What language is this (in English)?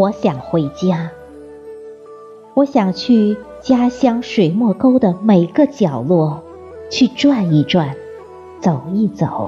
Chinese